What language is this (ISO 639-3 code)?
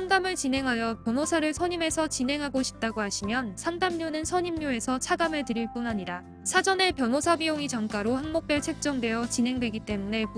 kor